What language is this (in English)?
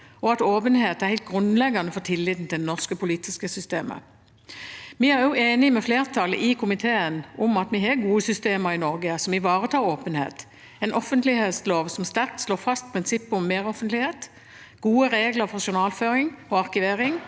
Norwegian